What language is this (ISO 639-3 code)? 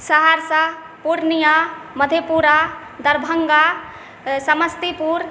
mai